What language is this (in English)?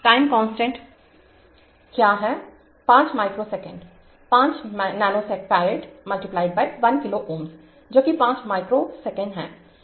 Hindi